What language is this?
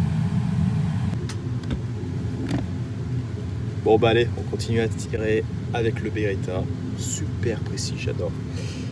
French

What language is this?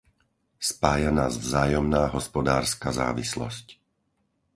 Slovak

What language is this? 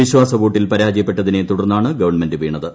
Malayalam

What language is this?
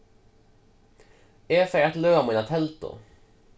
Faroese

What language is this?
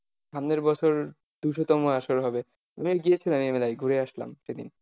Bangla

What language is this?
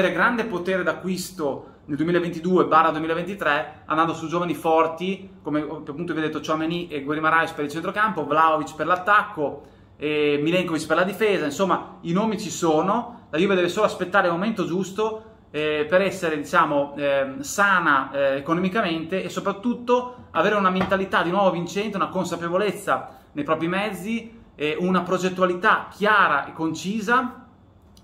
Italian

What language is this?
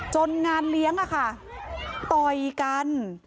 Thai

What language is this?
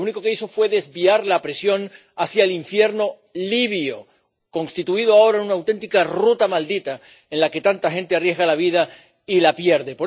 Spanish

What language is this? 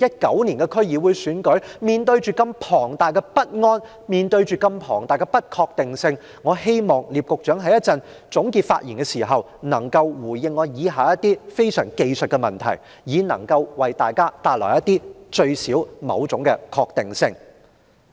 Cantonese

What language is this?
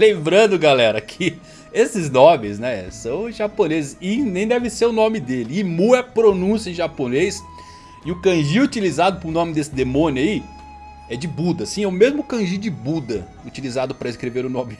Portuguese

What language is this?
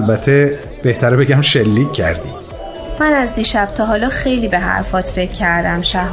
Persian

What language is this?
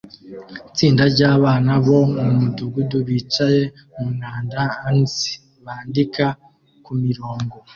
Kinyarwanda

